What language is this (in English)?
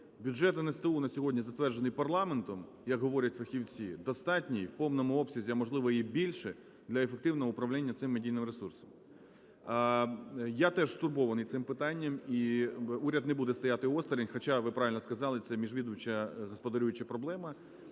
Ukrainian